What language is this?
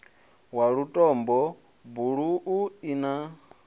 Venda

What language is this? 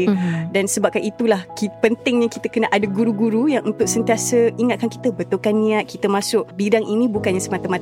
Malay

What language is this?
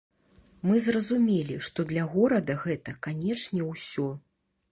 Belarusian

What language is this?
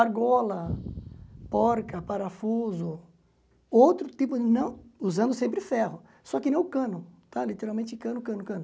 Portuguese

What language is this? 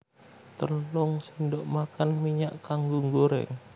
Javanese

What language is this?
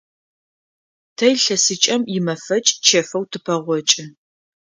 Adyghe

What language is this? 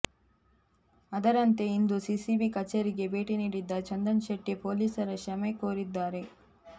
Kannada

